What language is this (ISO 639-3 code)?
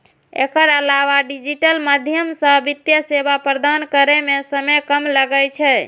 mai